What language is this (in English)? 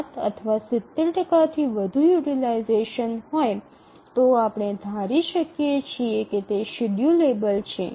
Gujarati